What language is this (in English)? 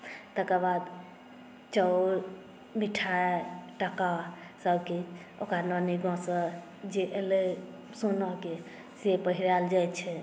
Maithili